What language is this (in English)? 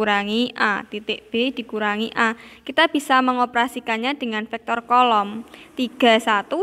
Indonesian